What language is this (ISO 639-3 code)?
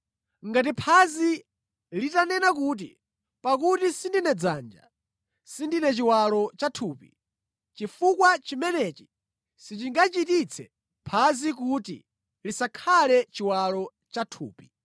nya